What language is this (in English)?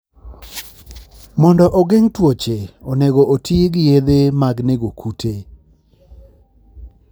Luo (Kenya and Tanzania)